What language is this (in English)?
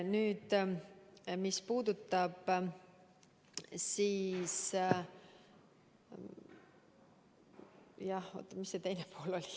Estonian